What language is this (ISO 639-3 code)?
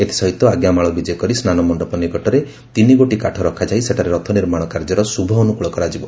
ori